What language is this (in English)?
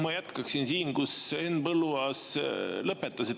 Estonian